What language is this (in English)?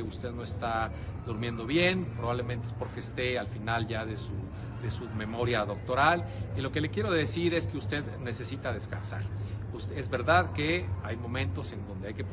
Spanish